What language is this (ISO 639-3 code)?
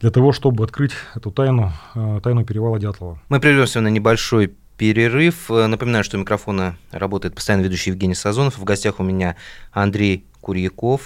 rus